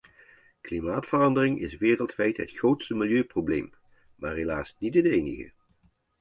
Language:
Dutch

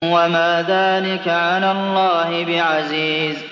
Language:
Arabic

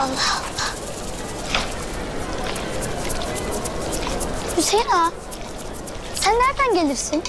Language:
Turkish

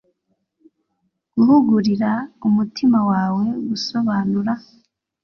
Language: Kinyarwanda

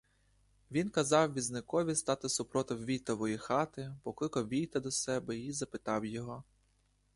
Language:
Ukrainian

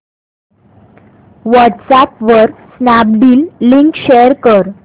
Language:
Marathi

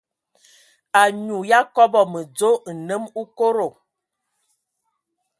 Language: Ewondo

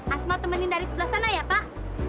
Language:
Indonesian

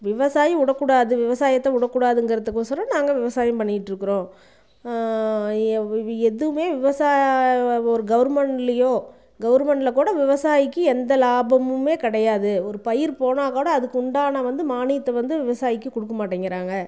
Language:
Tamil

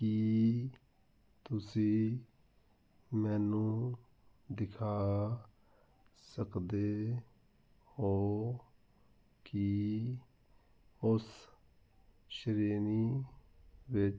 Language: Punjabi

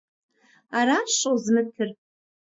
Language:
Kabardian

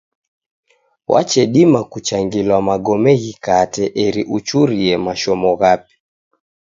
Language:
Taita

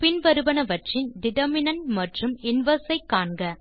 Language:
Tamil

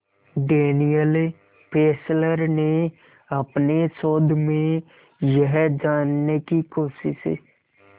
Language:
Hindi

